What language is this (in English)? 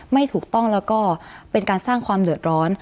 Thai